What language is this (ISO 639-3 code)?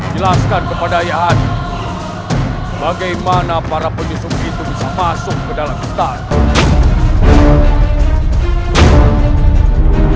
ind